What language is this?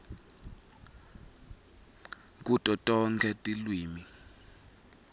Swati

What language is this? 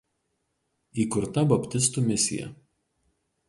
Lithuanian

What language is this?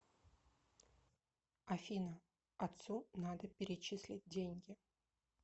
Russian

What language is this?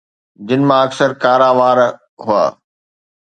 Sindhi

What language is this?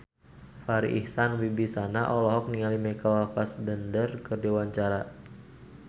Sundanese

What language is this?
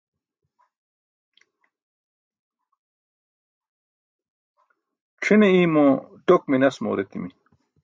Burushaski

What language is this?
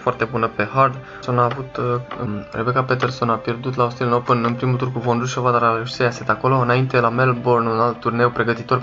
Romanian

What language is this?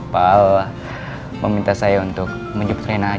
Indonesian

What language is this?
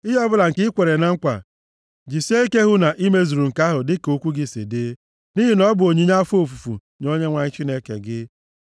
Igbo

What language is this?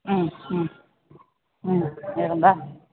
Sanskrit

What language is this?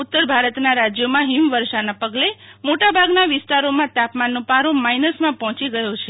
Gujarati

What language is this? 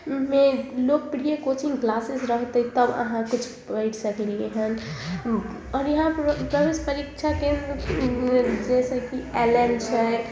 Maithili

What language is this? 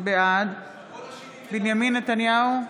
Hebrew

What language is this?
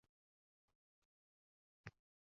Uzbek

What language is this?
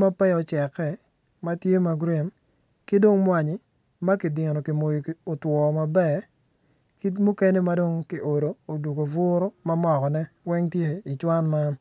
Acoli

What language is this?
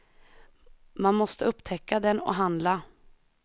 Swedish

